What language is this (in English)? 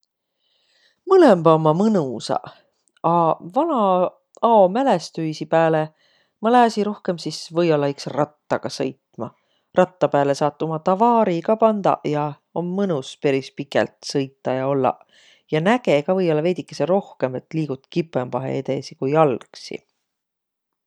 Võro